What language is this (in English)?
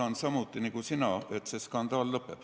Estonian